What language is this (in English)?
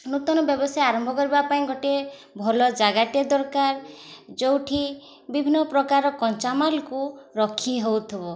Odia